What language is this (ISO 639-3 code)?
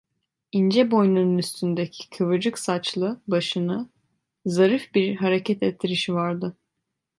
tur